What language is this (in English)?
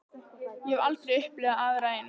Icelandic